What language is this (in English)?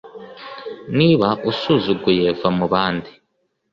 Kinyarwanda